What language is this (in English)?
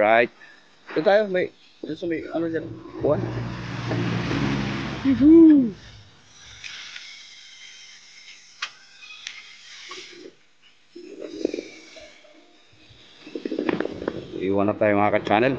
Filipino